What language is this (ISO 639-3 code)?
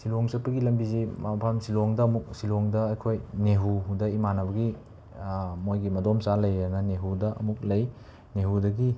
mni